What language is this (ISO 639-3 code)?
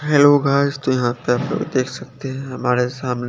hin